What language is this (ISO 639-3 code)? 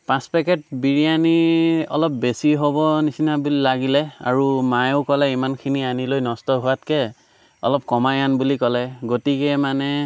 asm